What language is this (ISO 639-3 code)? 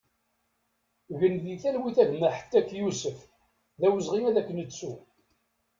kab